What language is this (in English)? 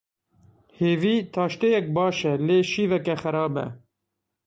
Kurdish